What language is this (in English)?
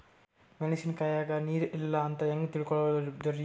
Kannada